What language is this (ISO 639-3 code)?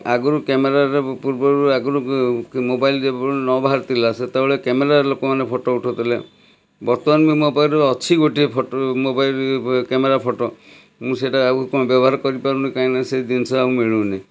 ori